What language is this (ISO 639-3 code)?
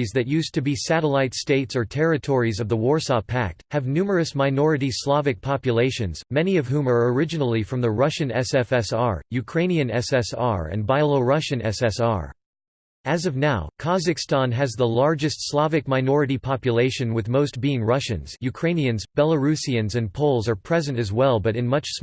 eng